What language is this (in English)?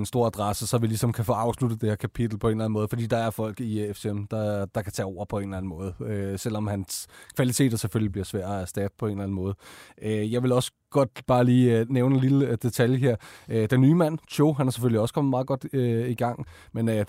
Danish